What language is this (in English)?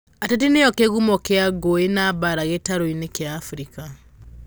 Kikuyu